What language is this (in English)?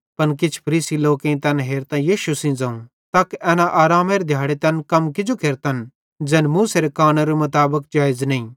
Bhadrawahi